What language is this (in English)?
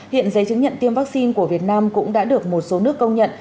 Vietnamese